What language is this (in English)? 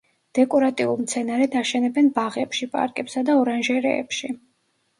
Georgian